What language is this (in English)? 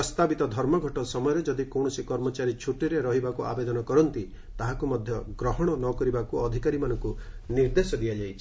Odia